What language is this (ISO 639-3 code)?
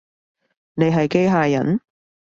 yue